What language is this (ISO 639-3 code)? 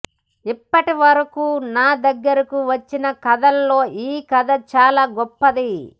tel